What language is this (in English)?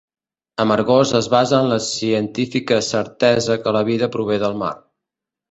Catalan